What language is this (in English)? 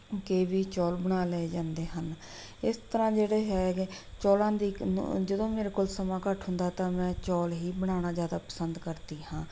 Punjabi